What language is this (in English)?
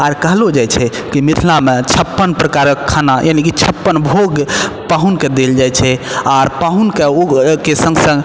Maithili